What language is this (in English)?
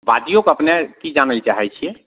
Maithili